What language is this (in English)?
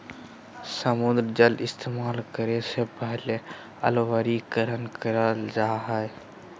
Magahi